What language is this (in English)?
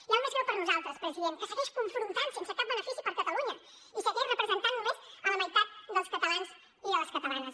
Catalan